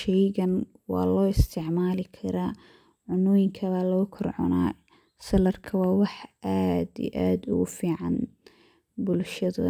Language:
Somali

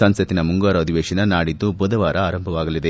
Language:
Kannada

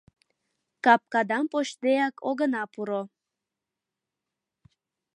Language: Mari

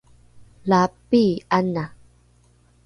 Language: Rukai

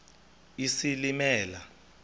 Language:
Xhosa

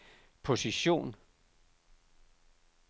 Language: Danish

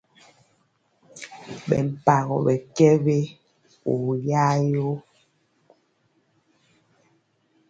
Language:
Mpiemo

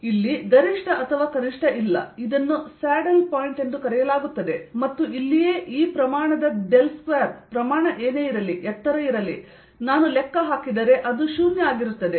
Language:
Kannada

